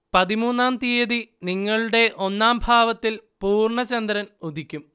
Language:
Malayalam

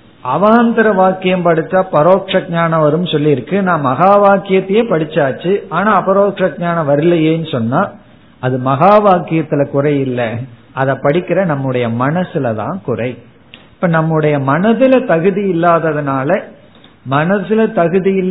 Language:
Tamil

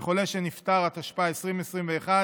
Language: Hebrew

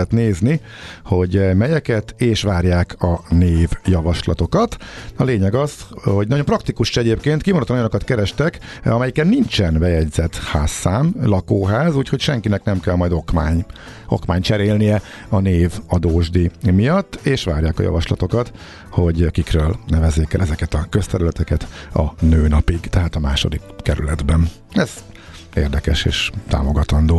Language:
Hungarian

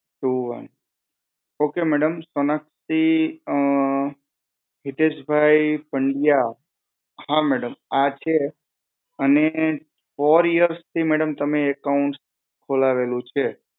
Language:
Gujarati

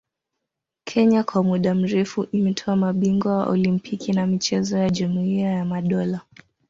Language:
Swahili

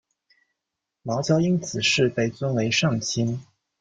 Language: Chinese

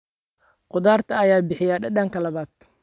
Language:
Somali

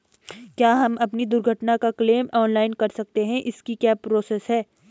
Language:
Hindi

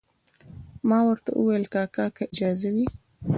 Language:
Pashto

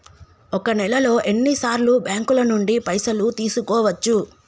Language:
Telugu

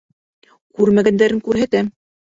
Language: Bashkir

